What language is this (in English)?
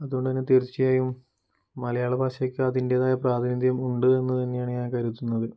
Malayalam